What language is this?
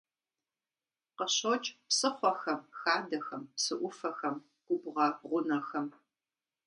Kabardian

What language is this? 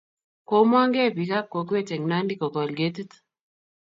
Kalenjin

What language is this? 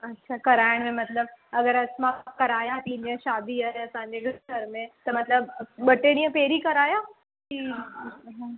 Sindhi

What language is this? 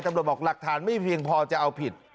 Thai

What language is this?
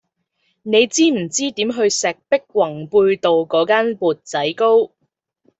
Cantonese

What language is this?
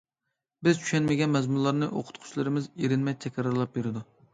Uyghur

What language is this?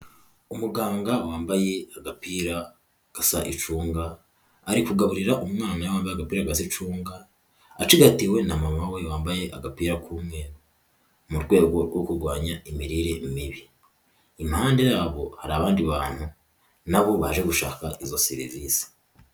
Kinyarwanda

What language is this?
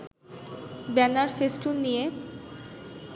Bangla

